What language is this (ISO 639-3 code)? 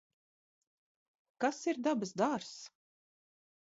lav